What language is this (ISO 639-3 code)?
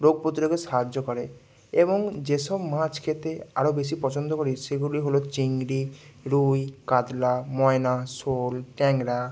ben